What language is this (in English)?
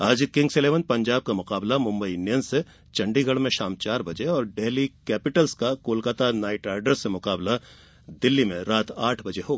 Hindi